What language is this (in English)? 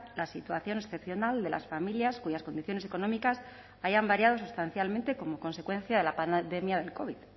Spanish